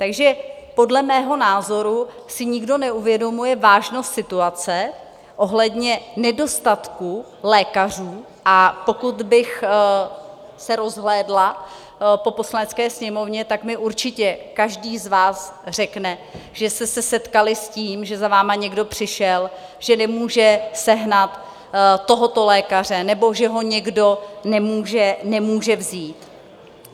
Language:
Czech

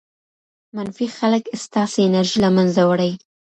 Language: Pashto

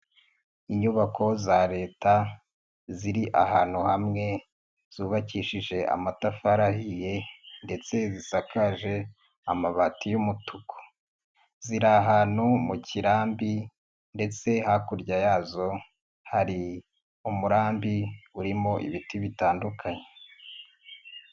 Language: Kinyarwanda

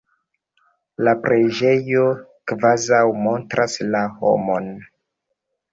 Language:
Esperanto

